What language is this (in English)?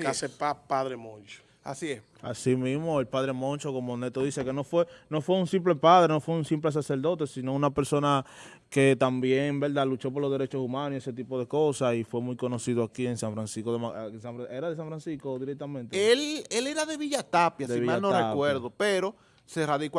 Spanish